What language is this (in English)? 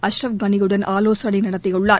Tamil